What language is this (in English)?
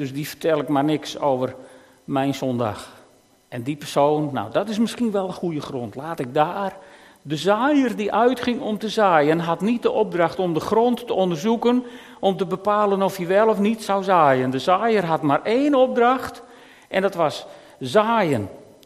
Dutch